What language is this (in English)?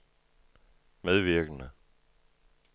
Danish